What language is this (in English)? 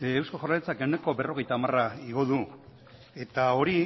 Basque